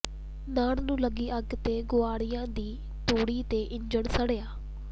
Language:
Punjabi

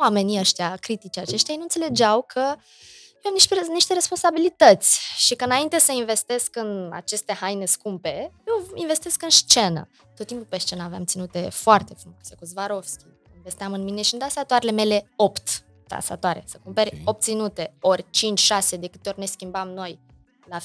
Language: Romanian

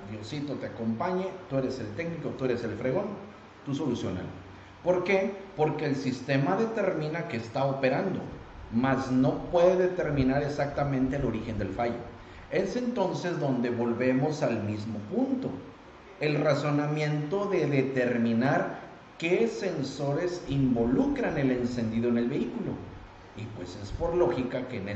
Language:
Spanish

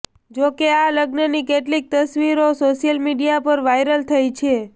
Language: Gujarati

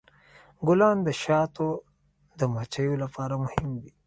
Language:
Pashto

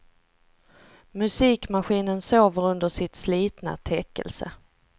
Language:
Swedish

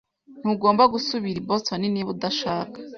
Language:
Kinyarwanda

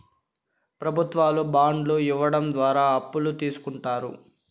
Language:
Telugu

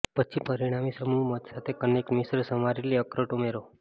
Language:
Gujarati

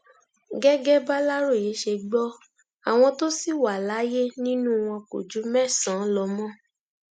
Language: Yoruba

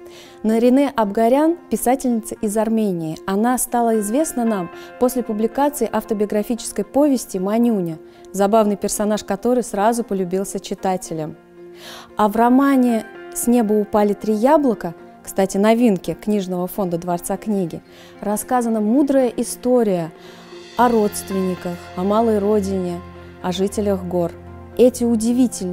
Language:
Russian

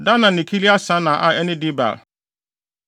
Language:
Akan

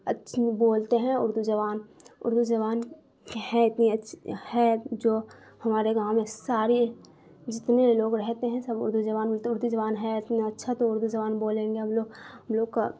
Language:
Urdu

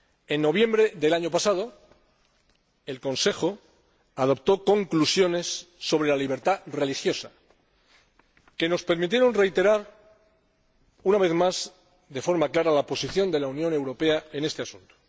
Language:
Spanish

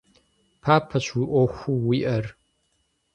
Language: Kabardian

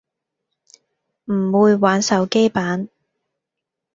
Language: Cantonese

